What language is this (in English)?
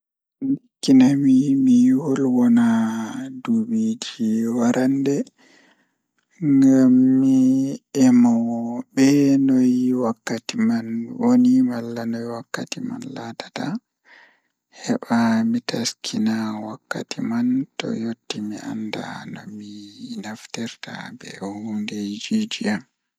Fula